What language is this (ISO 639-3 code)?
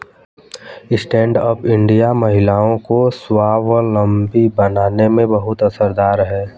hin